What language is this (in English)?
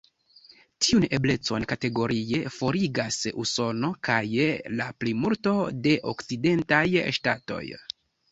Esperanto